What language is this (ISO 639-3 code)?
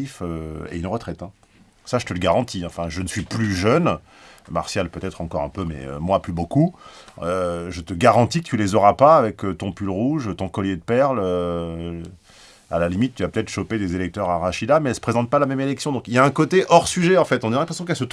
fra